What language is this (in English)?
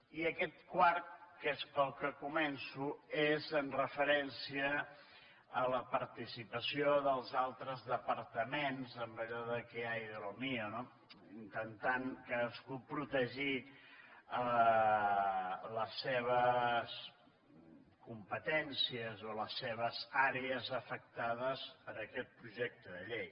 Catalan